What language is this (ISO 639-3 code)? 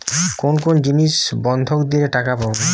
ben